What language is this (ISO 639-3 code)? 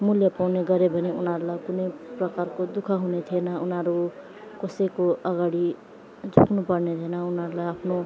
nep